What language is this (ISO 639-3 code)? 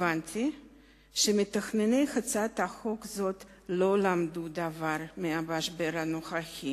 heb